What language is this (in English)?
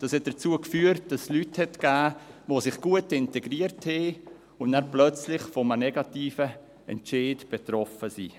Swiss German